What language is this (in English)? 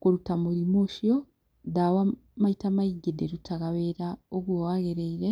Kikuyu